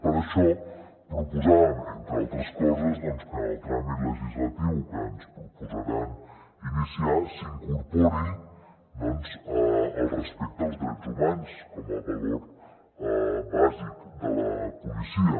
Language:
Catalan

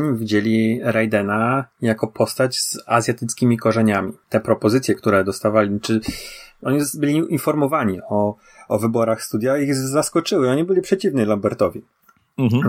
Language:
Polish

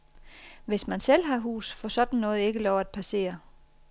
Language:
Danish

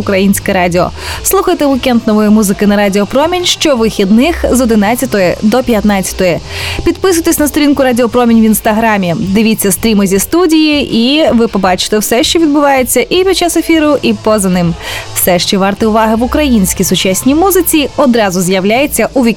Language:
Ukrainian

